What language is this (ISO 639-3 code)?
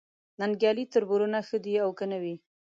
pus